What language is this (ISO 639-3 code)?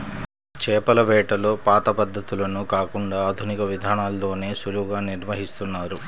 tel